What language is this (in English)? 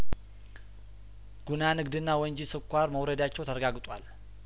Amharic